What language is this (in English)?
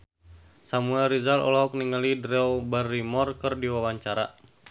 Sundanese